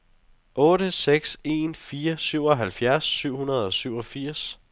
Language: Danish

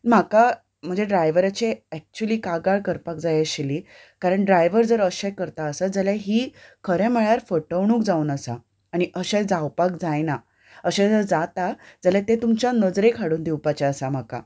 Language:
Konkani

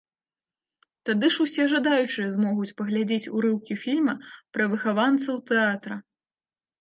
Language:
Belarusian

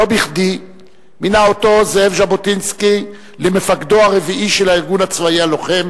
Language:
Hebrew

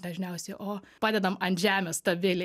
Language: Lithuanian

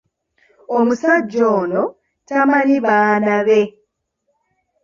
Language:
Ganda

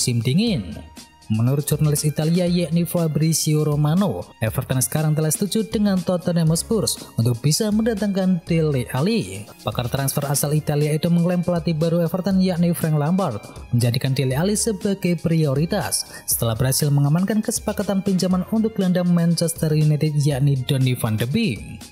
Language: Indonesian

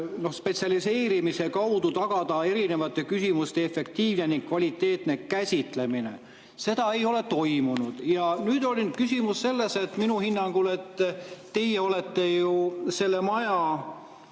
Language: Estonian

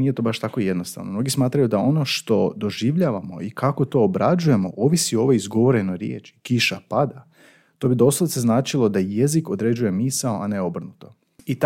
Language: Croatian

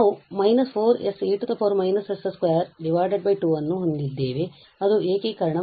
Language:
Kannada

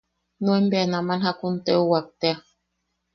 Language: Yaqui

